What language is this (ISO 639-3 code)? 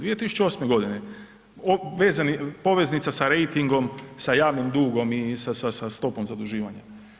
hrv